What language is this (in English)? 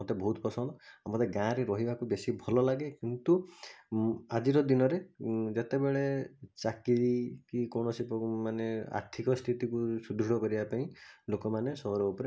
Odia